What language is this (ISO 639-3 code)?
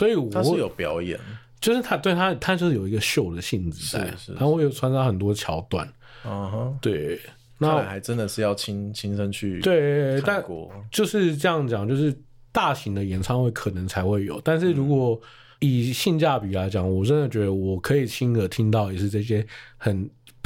zho